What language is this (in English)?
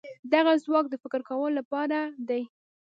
Pashto